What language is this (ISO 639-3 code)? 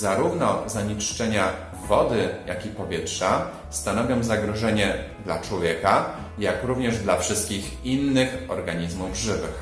pol